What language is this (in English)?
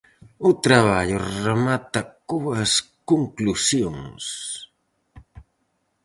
Galician